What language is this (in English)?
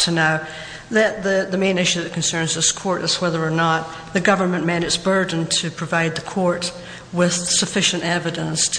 English